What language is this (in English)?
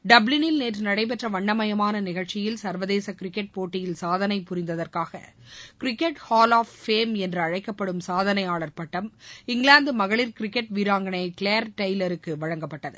Tamil